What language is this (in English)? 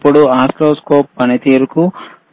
Telugu